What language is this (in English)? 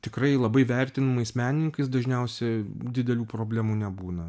Lithuanian